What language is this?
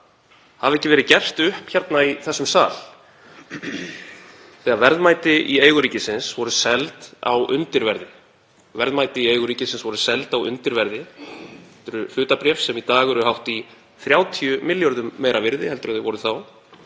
Icelandic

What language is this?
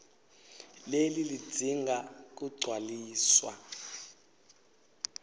Swati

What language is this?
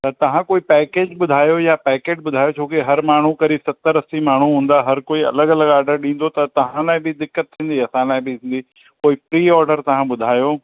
Sindhi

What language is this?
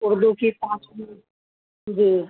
Urdu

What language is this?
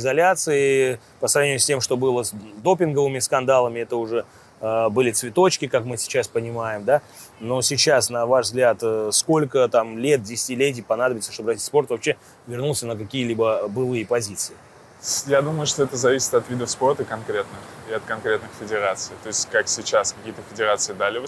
Russian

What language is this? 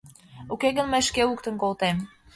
Mari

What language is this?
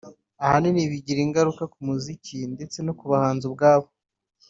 Kinyarwanda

